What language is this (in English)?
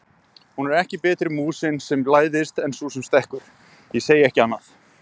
Icelandic